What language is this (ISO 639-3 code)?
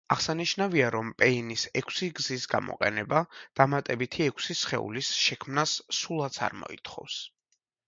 kat